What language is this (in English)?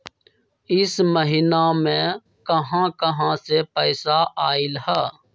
Magahi